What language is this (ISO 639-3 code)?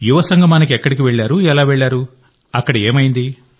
tel